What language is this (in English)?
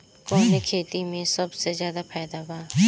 Bhojpuri